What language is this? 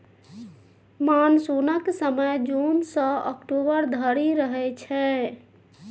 Maithili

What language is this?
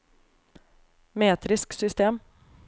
Norwegian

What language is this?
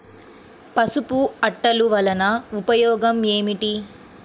Telugu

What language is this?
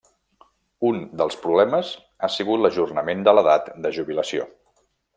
Catalan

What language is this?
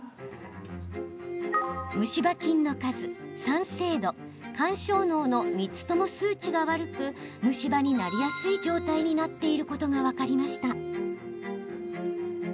Japanese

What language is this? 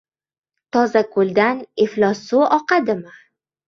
Uzbek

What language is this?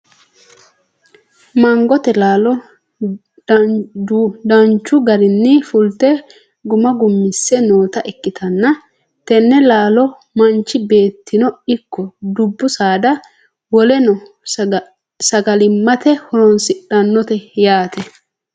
Sidamo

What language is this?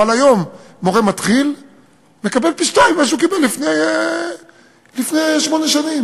Hebrew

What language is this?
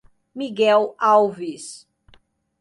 Portuguese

